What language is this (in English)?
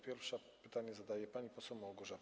Polish